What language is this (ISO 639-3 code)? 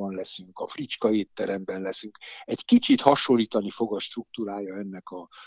hun